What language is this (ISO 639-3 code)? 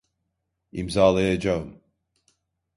tur